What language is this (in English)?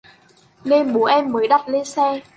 Vietnamese